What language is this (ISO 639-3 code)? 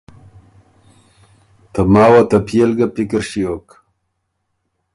oru